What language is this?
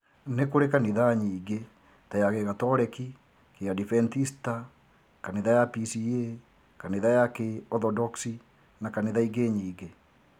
Kikuyu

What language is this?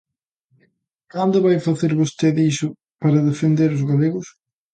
Galician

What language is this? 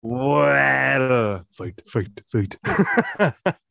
Welsh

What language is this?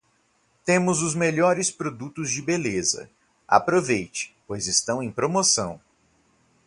Portuguese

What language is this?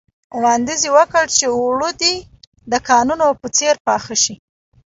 Pashto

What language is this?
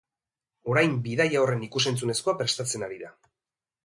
Basque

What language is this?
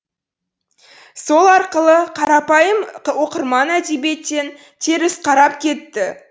Kazakh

